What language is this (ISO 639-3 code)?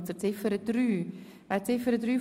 gsw